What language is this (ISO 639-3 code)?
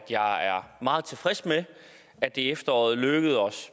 dan